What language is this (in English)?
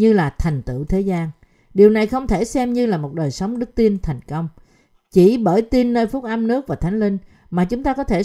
Vietnamese